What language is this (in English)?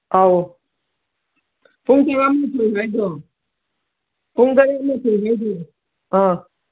Manipuri